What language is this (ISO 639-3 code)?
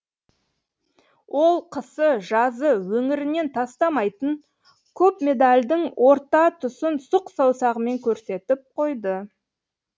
kaz